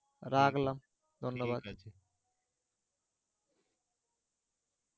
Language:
Bangla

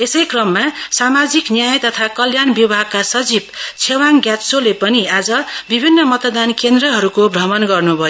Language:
Nepali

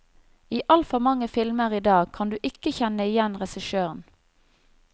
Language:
Norwegian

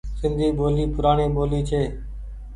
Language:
Goaria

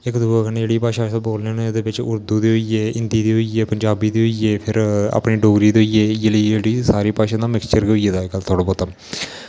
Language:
Dogri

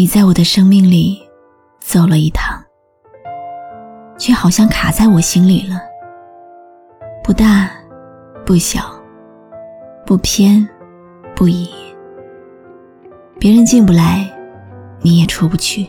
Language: Chinese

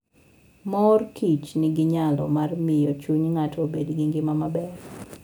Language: Luo (Kenya and Tanzania)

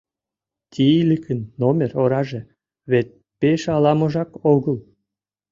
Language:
Mari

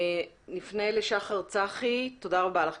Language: Hebrew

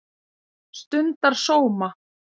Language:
Icelandic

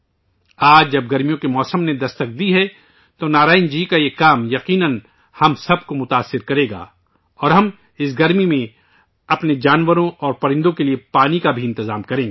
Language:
Urdu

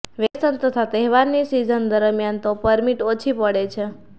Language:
Gujarati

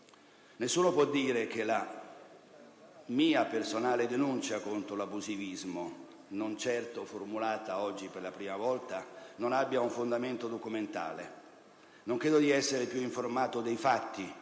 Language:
Italian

